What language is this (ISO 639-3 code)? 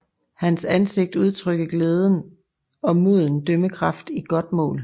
dan